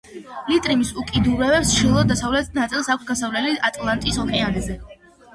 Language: Georgian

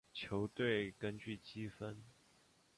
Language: Chinese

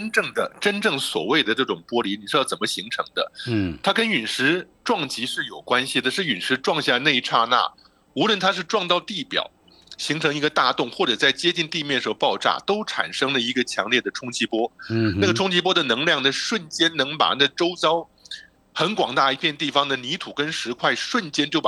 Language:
Chinese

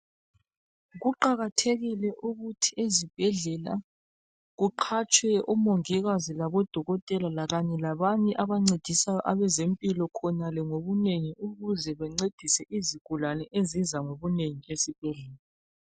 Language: North Ndebele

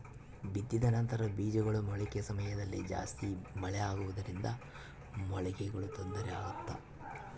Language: Kannada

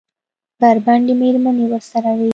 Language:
Pashto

